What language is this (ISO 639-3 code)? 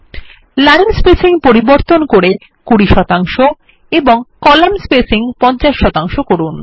ben